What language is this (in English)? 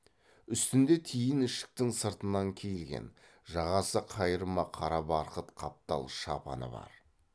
Kazakh